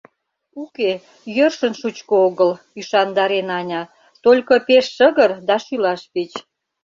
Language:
Mari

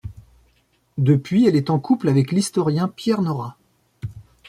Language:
French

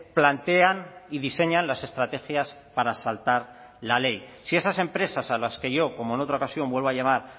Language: Spanish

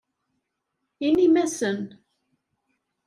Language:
Kabyle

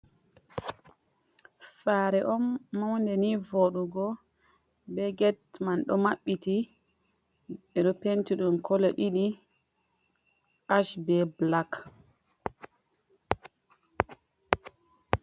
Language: Fula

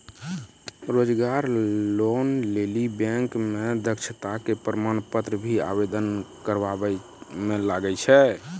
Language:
Maithili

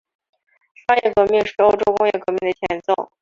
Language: Chinese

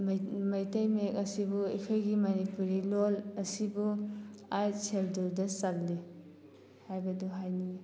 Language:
Manipuri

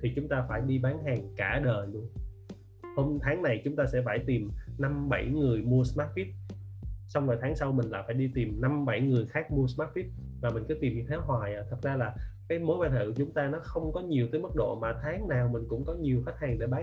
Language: Vietnamese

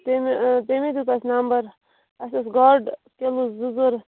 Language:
Kashmiri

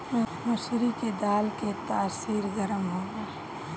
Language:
Bhojpuri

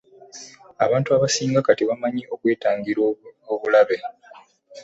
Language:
Ganda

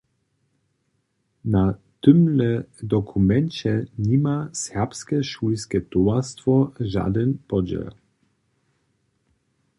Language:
Upper Sorbian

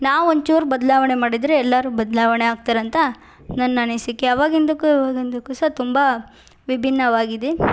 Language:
Kannada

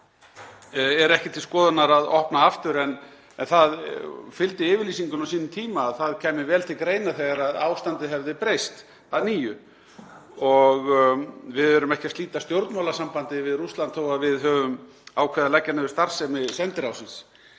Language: Icelandic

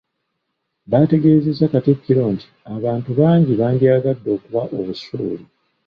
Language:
Ganda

